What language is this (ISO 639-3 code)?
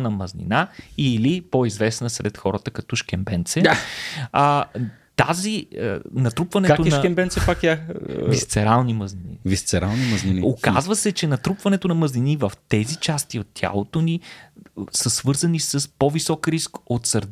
bul